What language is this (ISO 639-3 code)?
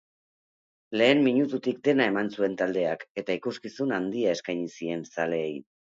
eus